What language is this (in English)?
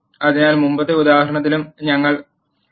Malayalam